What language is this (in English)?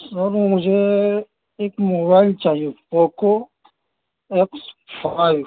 Urdu